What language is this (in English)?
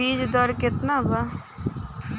Bhojpuri